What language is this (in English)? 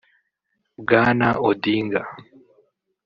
Kinyarwanda